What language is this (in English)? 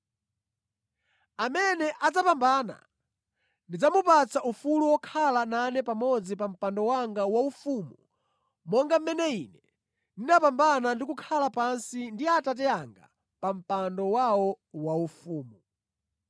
Nyanja